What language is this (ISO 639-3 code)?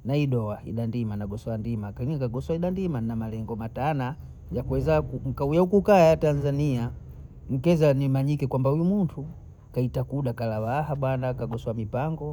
bou